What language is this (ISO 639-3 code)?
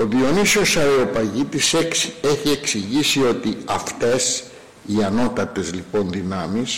ell